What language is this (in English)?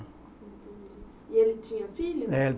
Portuguese